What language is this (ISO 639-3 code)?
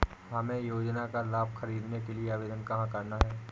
hin